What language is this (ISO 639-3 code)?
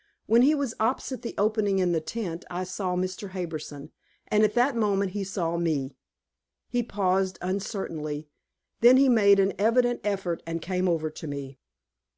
eng